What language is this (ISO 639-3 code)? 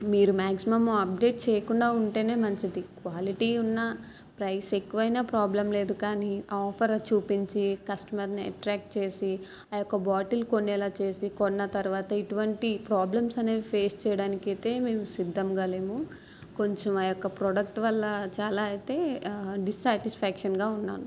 tel